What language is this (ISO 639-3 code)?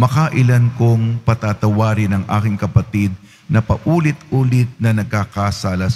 fil